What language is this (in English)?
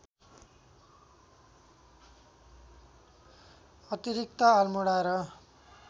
Nepali